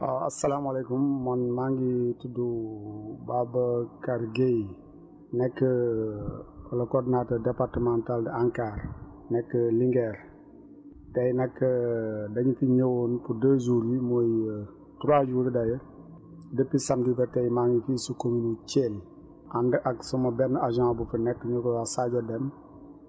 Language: Wolof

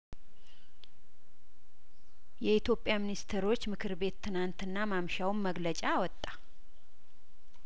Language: Amharic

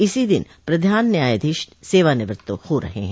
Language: Hindi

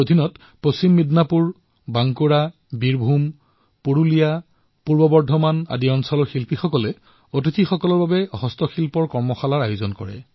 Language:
Assamese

